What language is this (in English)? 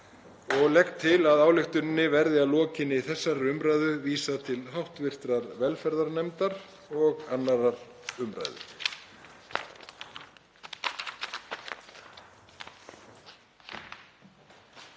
Icelandic